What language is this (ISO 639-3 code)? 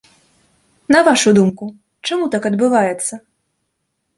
bel